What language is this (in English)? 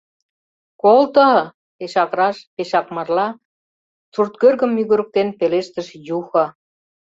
Mari